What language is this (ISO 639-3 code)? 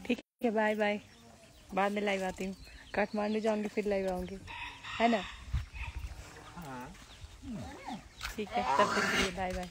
hin